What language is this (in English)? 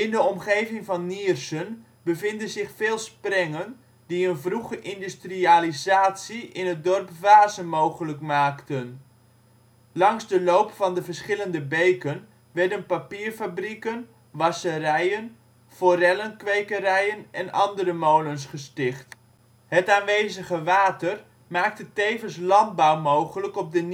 Dutch